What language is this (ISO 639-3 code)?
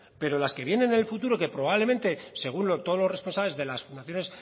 spa